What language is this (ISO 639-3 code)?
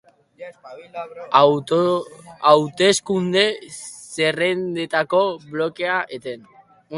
eus